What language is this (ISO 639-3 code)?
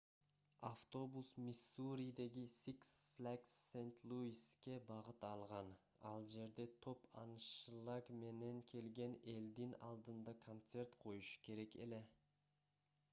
kir